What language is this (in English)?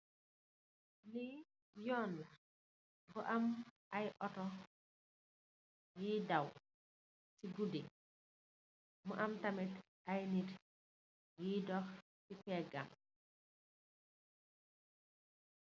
Wolof